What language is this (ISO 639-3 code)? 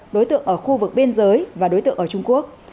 vie